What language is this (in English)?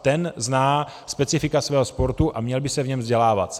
Czech